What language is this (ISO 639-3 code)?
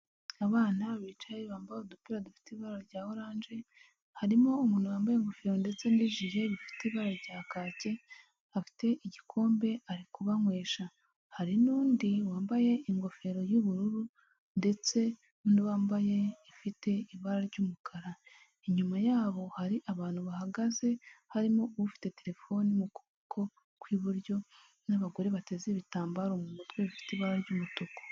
kin